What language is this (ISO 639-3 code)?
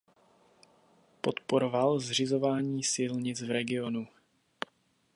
ces